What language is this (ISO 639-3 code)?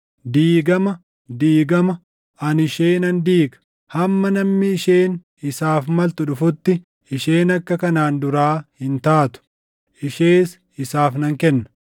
orm